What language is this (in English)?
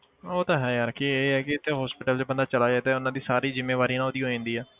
Punjabi